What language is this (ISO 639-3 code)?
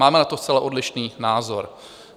ces